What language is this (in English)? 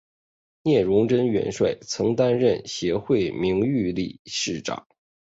Chinese